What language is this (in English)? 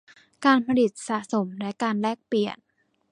Thai